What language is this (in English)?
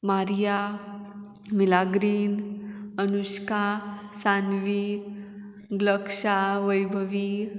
Konkani